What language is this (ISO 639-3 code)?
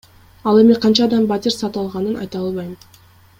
kir